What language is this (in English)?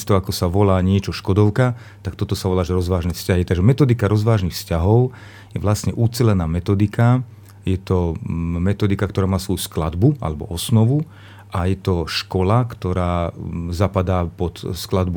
Slovak